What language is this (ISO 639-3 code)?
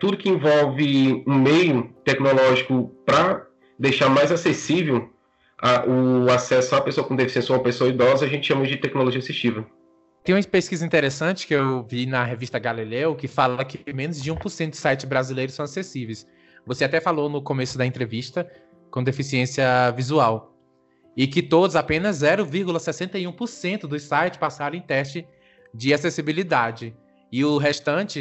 por